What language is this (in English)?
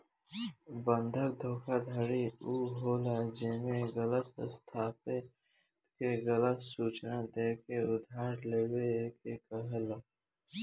Bhojpuri